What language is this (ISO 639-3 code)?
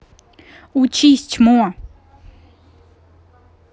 rus